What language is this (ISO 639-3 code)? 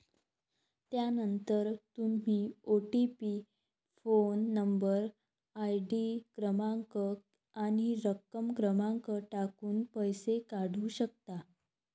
mar